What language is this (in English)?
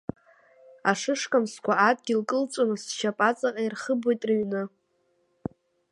Abkhazian